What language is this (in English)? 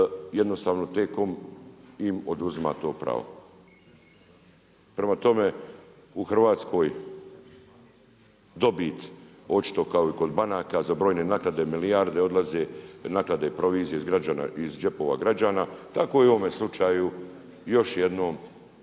Croatian